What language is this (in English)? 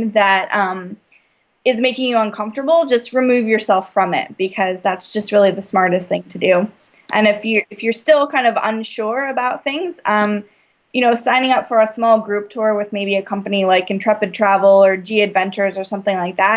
English